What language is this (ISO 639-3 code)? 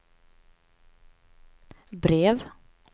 swe